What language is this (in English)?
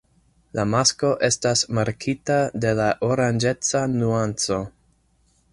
Esperanto